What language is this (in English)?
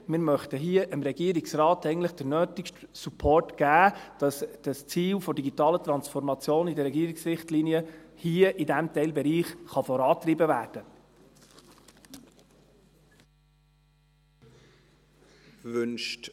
Swiss German